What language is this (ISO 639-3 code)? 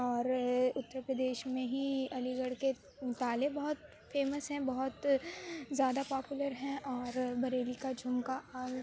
urd